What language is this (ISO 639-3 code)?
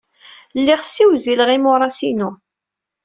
kab